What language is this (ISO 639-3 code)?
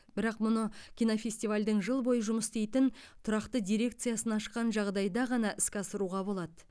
kaz